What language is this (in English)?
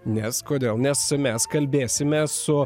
Lithuanian